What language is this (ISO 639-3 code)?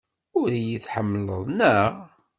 kab